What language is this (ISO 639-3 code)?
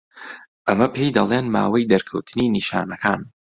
ckb